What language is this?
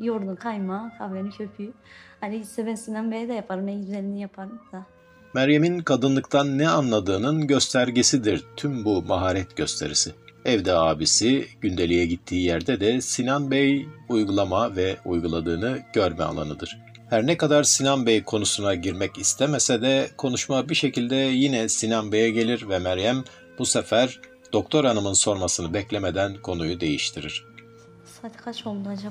Turkish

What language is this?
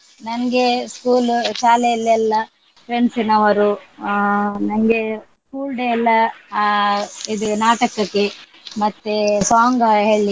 Kannada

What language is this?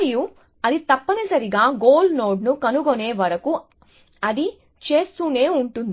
Telugu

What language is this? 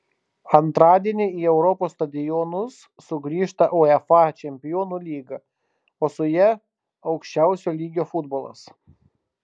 Lithuanian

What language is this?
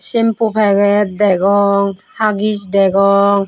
Chakma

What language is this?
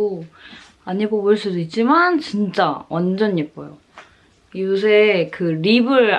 Korean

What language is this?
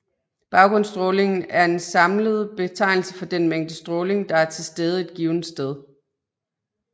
Danish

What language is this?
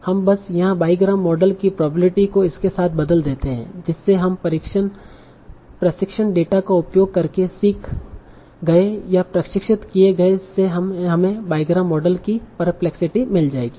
Hindi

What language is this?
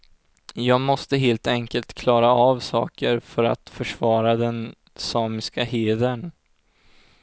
Swedish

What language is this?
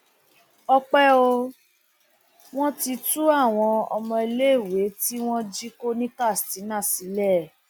Yoruba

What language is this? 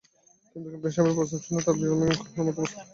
Bangla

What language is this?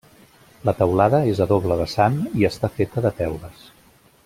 Catalan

